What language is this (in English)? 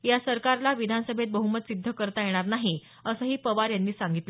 Marathi